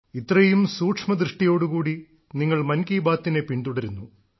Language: Malayalam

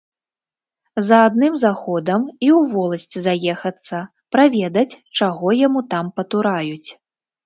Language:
Belarusian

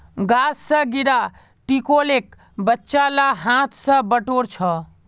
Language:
Magahi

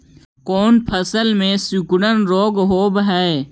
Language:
Magahi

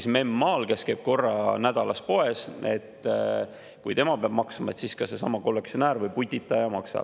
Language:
Estonian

